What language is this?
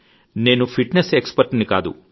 Telugu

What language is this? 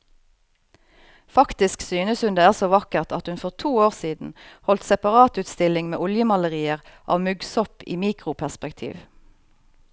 Norwegian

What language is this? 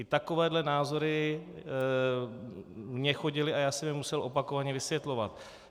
Czech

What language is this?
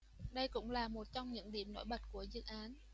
Vietnamese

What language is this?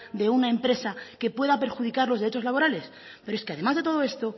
Spanish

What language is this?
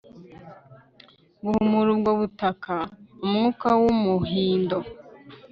Kinyarwanda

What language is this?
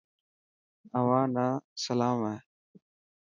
Dhatki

